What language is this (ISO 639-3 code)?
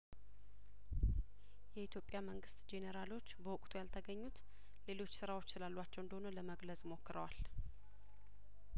amh